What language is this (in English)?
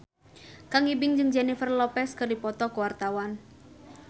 Sundanese